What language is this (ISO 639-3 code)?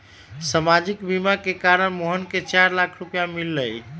mag